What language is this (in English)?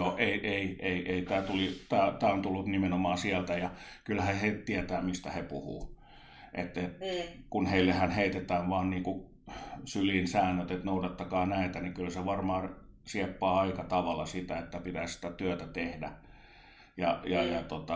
Finnish